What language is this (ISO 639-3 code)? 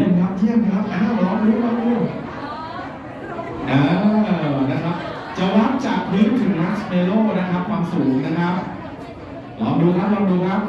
tha